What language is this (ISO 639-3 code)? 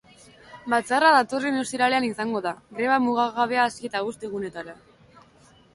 eus